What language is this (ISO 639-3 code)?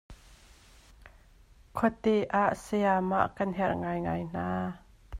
cnh